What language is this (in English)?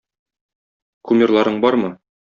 Tatar